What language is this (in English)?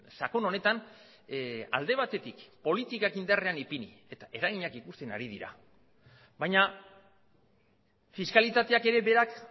Basque